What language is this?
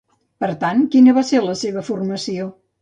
Catalan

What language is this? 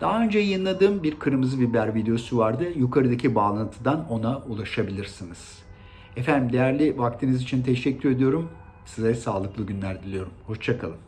Turkish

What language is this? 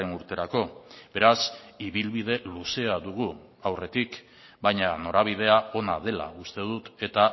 Basque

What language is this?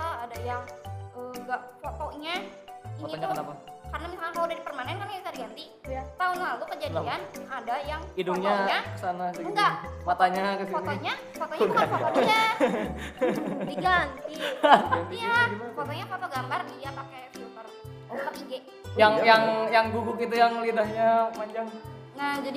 Indonesian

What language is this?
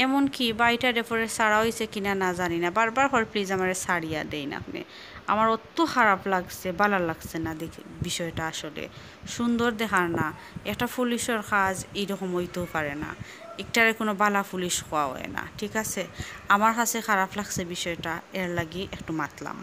Bangla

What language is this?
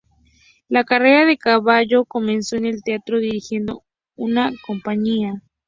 Spanish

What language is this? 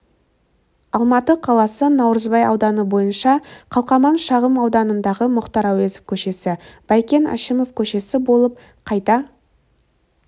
Kazakh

